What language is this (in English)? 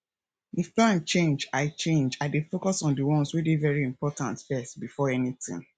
Nigerian Pidgin